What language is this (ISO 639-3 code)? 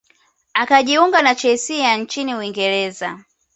swa